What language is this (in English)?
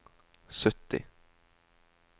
Norwegian